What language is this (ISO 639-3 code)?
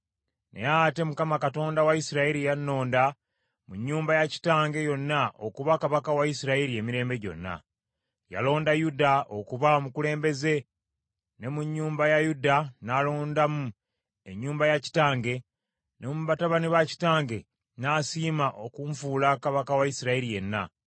lug